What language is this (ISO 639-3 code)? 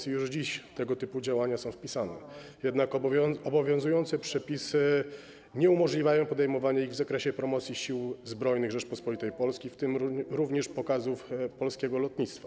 pol